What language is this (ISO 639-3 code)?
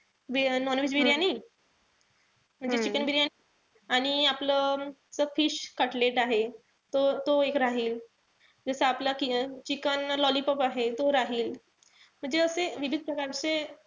mar